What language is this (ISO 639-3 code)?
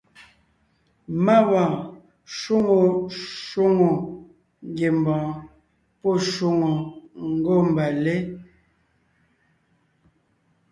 nnh